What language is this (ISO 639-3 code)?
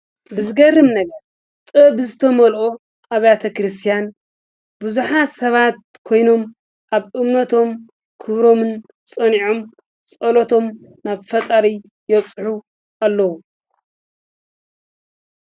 tir